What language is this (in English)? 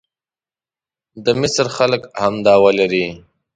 Pashto